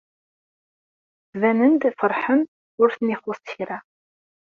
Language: Kabyle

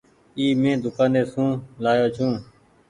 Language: Goaria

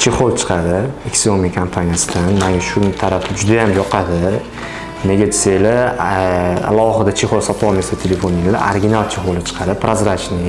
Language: Turkish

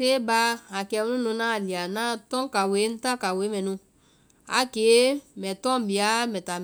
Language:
Vai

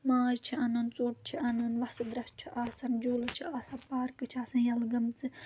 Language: Kashmiri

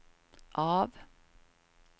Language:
Swedish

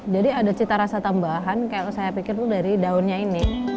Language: Indonesian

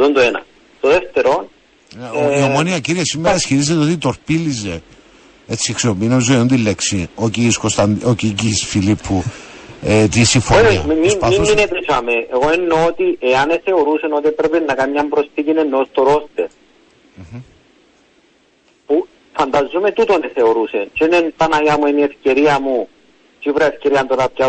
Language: Greek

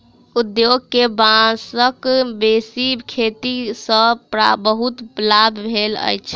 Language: Maithili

